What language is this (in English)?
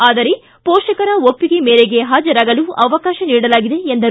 Kannada